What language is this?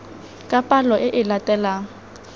Tswana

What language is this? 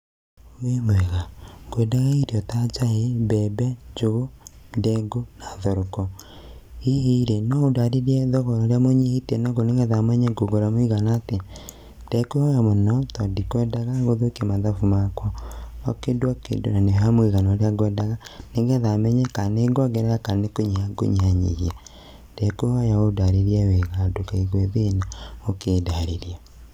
Kikuyu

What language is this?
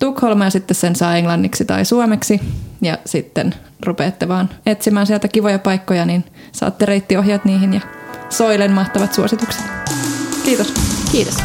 Finnish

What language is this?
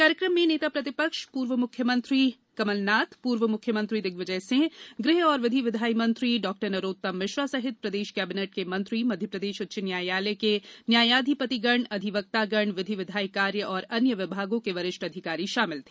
Hindi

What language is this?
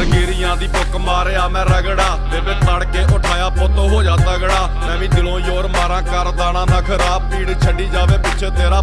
Hindi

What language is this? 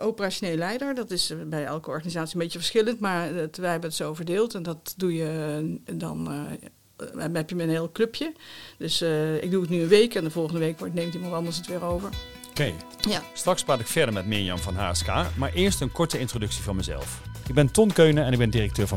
Dutch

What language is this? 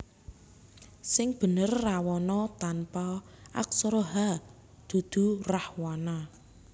Javanese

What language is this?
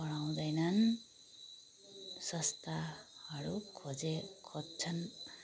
Nepali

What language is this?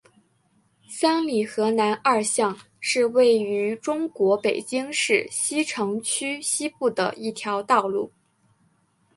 Chinese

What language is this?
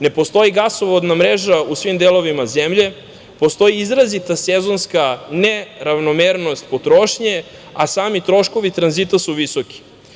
Serbian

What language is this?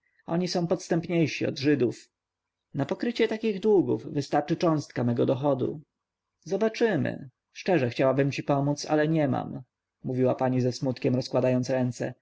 Polish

